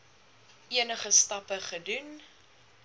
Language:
Afrikaans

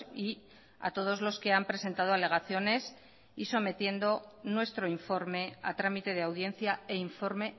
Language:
Spanish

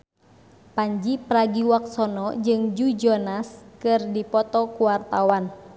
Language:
Sundanese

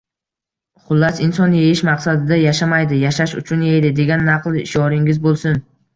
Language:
Uzbek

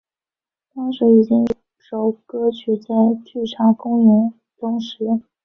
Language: Chinese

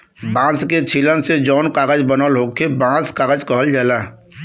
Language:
Bhojpuri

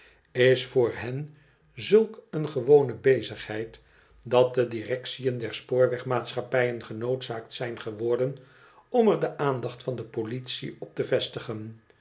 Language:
Dutch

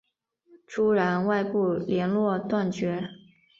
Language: Chinese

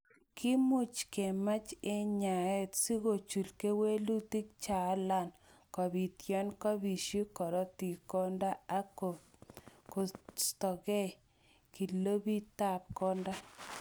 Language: Kalenjin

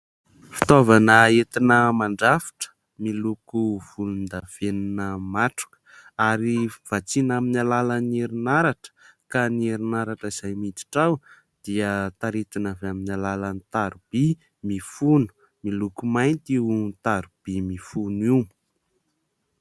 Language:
Malagasy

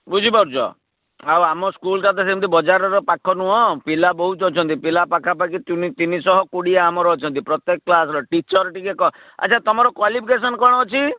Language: Odia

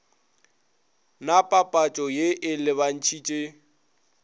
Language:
Northern Sotho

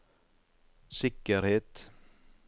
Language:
Norwegian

